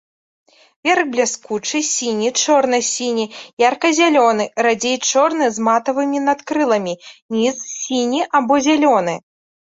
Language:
Belarusian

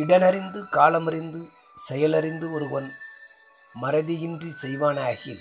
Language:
Tamil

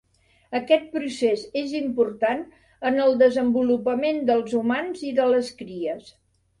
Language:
Catalan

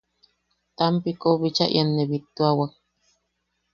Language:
Yaqui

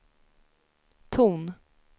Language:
Swedish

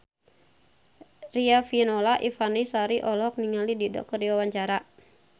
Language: Sundanese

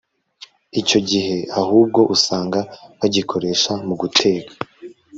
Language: Kinyarwanda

